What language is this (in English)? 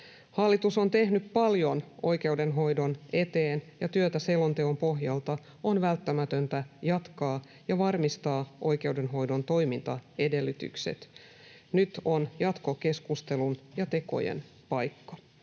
Finnish